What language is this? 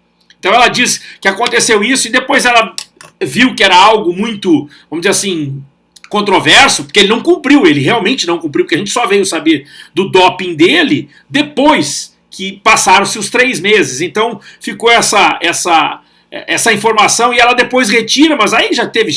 Portuguese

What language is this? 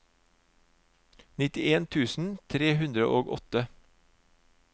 Norwegian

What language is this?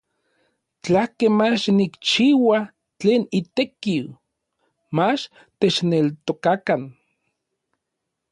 Orizaba Nahuatl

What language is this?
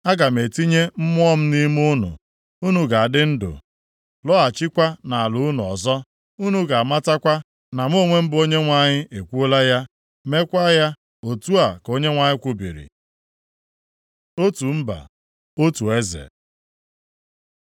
Igbo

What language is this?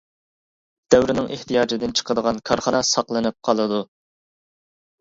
Uyghur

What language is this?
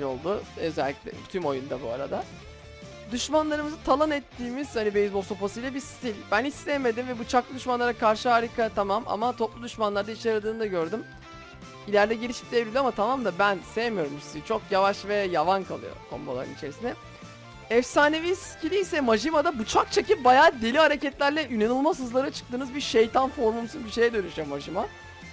Turkish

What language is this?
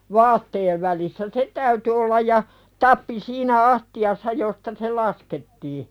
Finnish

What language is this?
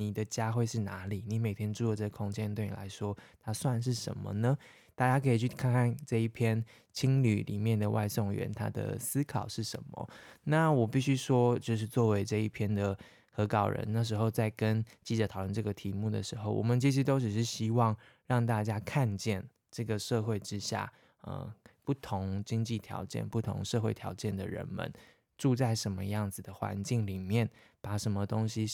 Chinese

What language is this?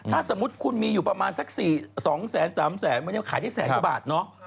Thai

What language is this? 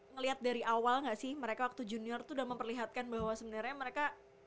Indonesian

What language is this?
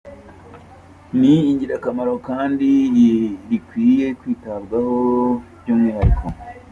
Kinyarwanda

